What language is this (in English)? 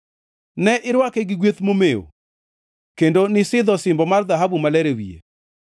Luo (Kenya and Tanzania)